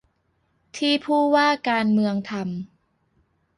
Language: Thai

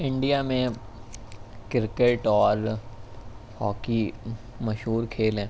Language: Urdu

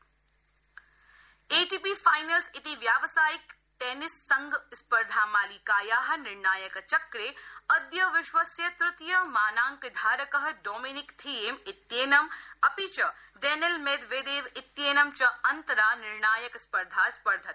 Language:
Sanskrit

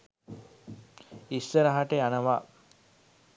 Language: Sinhala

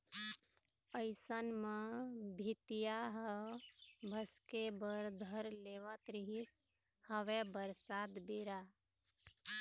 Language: Chhattisgarhi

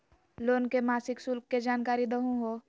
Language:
Magahi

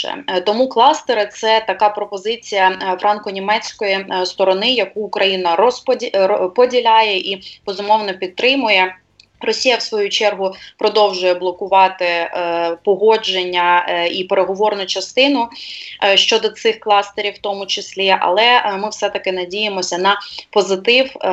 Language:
Ukrainian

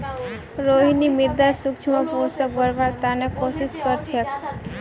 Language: Magahi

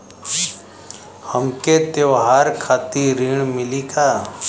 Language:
Bhojpuri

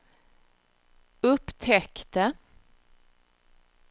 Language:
Swedish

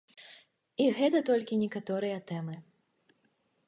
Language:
Belarusian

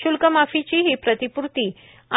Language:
Marathi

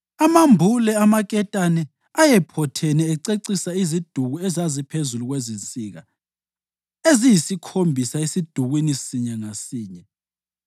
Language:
North Ndebele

